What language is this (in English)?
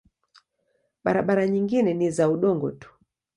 Swahili